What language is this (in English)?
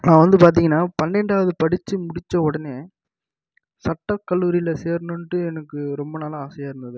Tamil